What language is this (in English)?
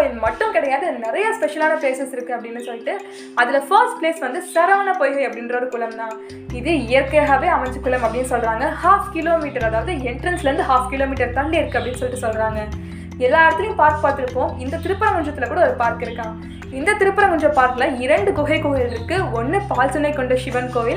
Tamil